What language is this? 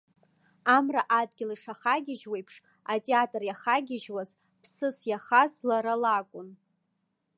Abkhazian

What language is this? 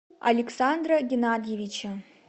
Russian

